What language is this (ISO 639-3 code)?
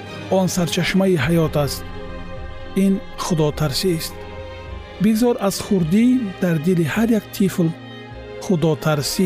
fas